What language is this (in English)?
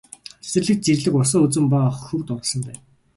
Mongolian